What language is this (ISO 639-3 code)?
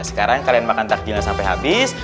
ind